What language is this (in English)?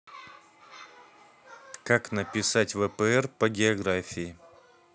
Russian